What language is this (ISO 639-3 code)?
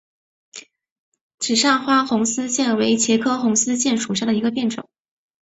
zho